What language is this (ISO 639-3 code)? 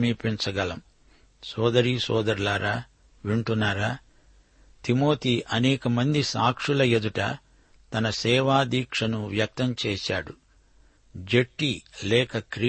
tel